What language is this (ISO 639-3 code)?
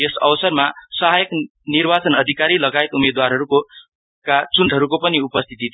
nep